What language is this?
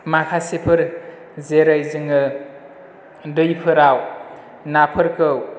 Bodo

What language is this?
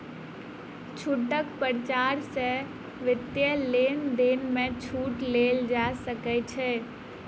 Maithili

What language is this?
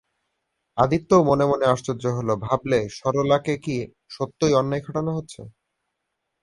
Bangla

